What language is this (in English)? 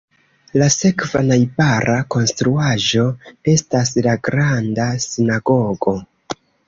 Esperanto